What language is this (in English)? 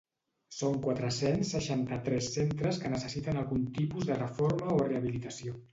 Catalan